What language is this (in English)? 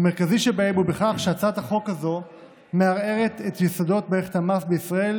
Hebrew